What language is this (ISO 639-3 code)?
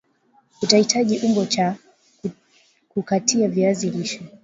swa